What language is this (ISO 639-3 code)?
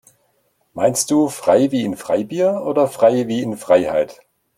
deu